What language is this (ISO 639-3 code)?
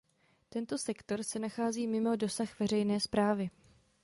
ces